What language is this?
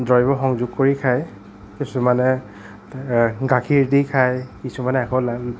Assamese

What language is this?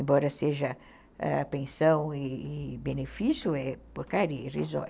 Portuguese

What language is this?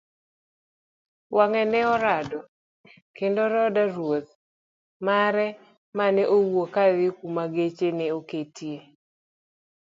Luo (Kenya and Tanzania)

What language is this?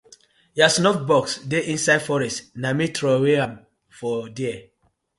Nigerian Pidgin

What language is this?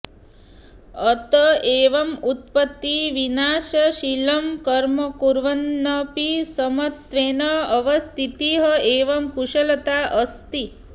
Sanskrit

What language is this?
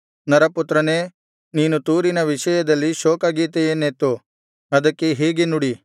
Kannada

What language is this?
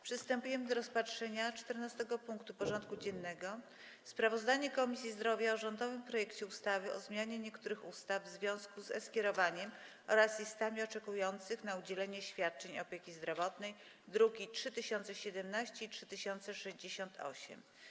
Polish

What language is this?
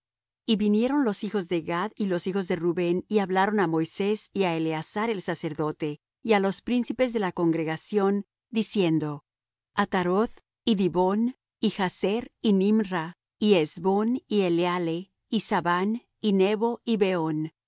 Spanish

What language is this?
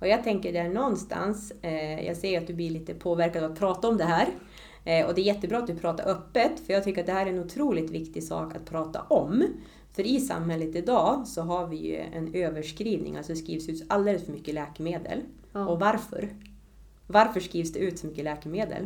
Swedish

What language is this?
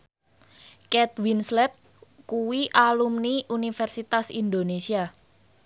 Javanese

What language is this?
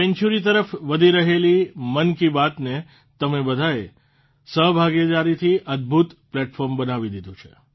Gujarati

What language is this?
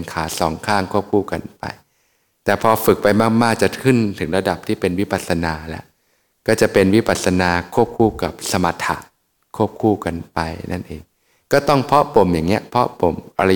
Thai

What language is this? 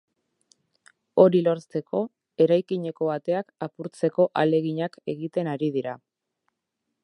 Basque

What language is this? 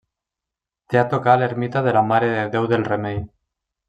Catalan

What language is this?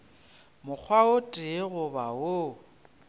Northern Sotho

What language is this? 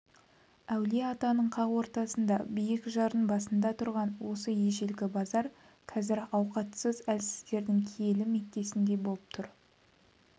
Kazakh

